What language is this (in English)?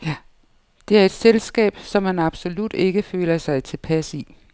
Danish